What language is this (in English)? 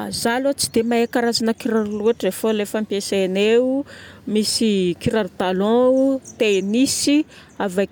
Northern Betsimisaraka Malagasy